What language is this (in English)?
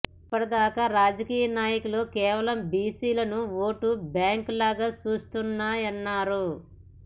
Telugu